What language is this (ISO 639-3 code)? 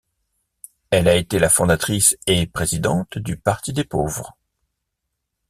fra